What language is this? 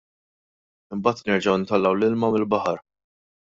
Maltese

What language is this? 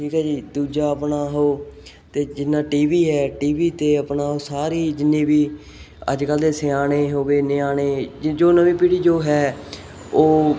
Punjabi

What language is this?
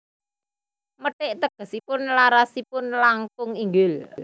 Javanese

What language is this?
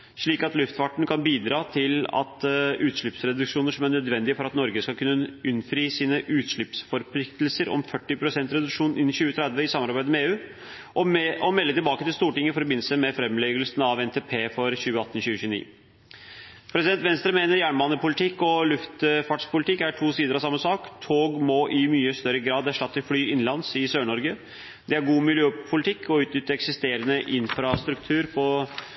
Norwegian Bokmål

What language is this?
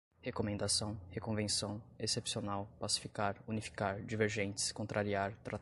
Portuguese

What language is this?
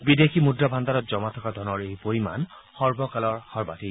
Assamese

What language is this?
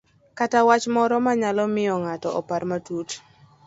Luo (Kenya and Tanzania)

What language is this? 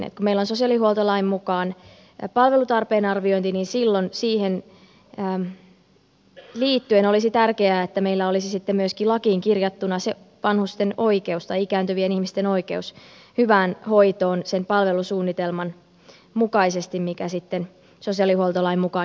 Finnish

